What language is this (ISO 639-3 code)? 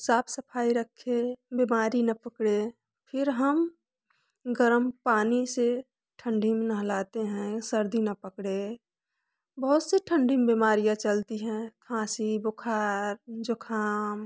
hin